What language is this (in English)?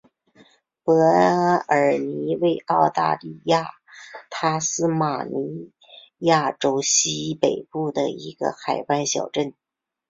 Chinese